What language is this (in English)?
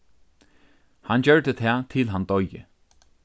Faroese